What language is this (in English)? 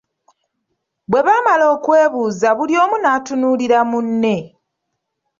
Ganda